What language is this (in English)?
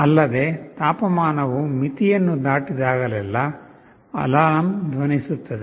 Kannada